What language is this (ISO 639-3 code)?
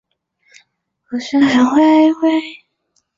zho